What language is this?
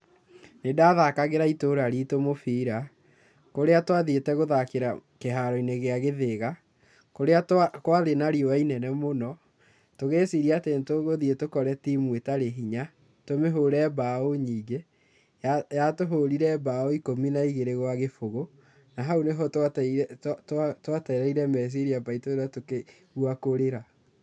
Kikuyu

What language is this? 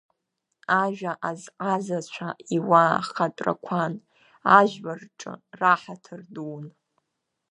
Abkhazian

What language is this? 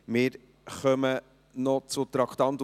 Swiss German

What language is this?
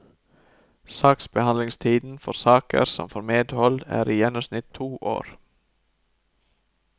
Norwegian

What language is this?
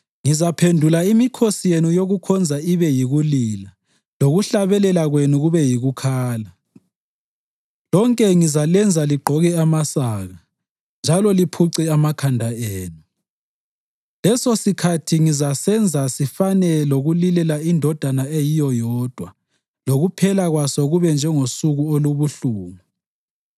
North Ndebele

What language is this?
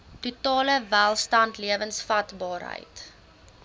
Afrikaans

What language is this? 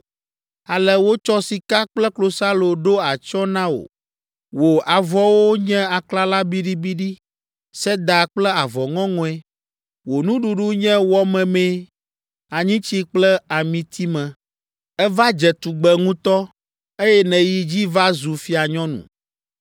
Ewe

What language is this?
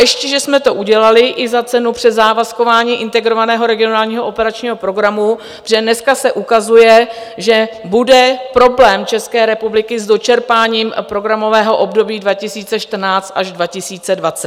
Czech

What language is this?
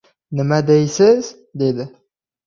Uzbek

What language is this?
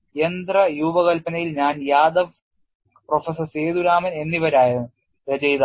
Malayalam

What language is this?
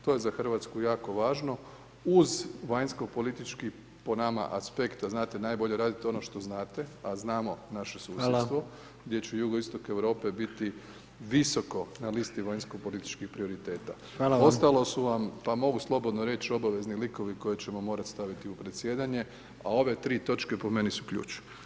Croatian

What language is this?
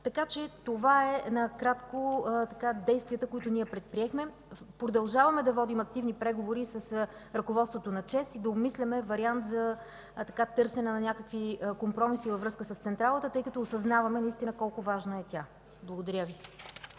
Bulgarian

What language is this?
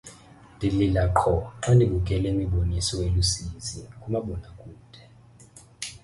Xhosa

